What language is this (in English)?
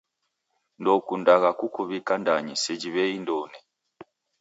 Taita